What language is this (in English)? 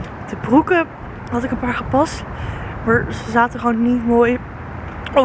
Dutch